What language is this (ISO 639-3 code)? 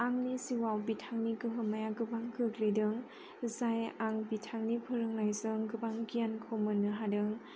brx